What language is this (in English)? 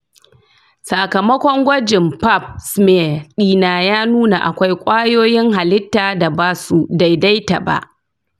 Hausa